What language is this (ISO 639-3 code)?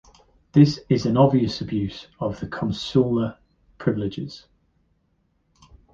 eng